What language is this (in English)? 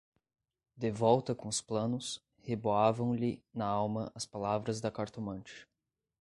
Portuguese